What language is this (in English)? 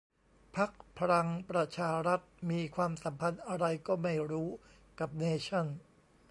Thai